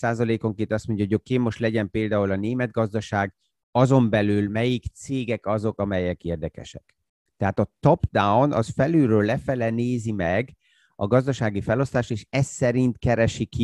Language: Hungarian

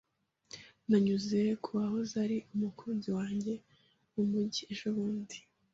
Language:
Kinyarwanda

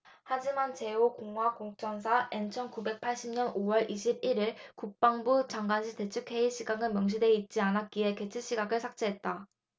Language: Korean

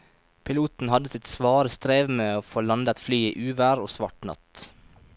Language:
Norwegian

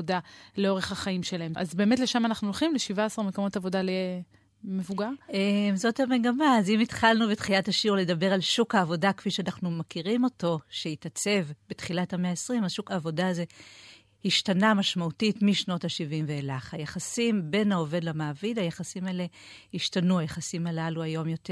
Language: Hebrew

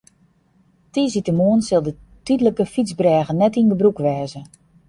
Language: Western Frisian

